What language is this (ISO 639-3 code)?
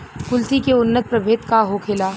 bho